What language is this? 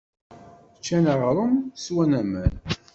Kabyle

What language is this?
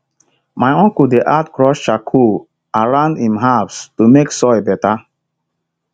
Nigerian Pidgin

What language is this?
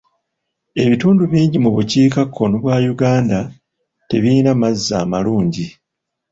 Ganda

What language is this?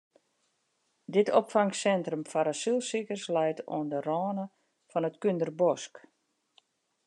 Western Frisian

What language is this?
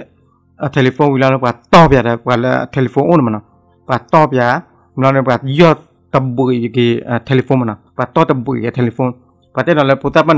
Thai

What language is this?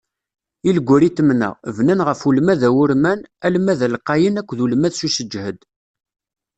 Kabyle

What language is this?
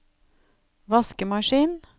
Norwegian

